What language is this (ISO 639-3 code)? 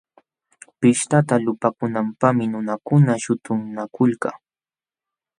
qxw